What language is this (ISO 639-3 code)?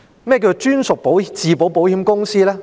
yue